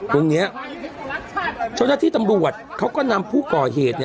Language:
Thai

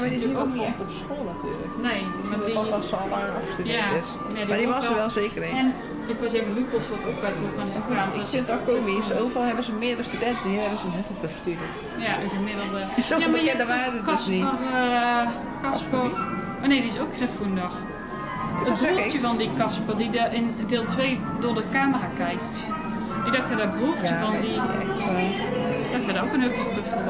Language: Dutch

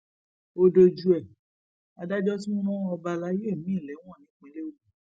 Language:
Yoruba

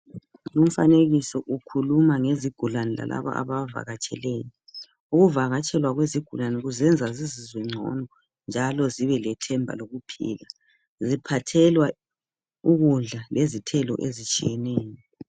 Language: North Ndebele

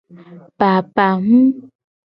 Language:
Gen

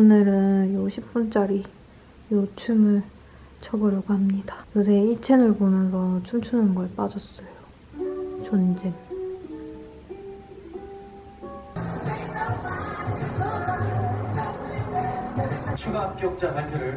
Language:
Korean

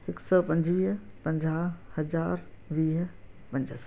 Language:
Sindhi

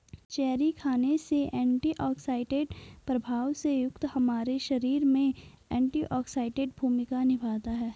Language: Hindi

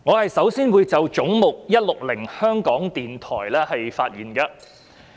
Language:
Cantonese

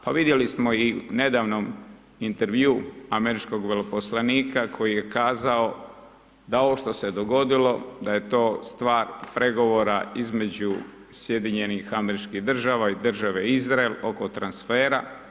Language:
Croatian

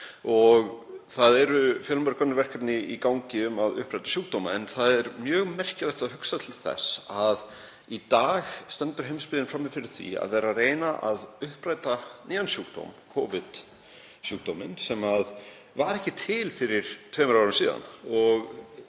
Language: Icelandic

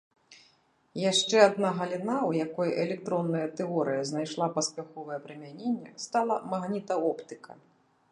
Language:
Belarusian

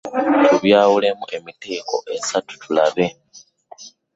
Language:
Ganda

